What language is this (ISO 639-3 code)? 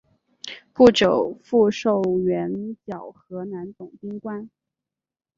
zho